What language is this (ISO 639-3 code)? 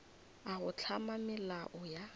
nso